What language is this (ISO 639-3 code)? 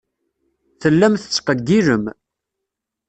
kab